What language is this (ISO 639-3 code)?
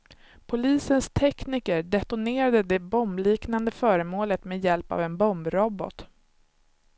swe